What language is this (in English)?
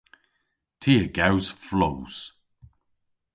Cornish